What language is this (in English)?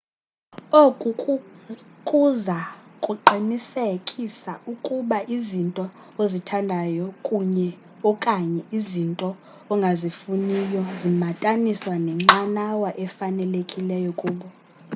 Xhosa